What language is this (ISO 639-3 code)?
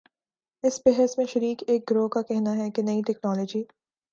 urd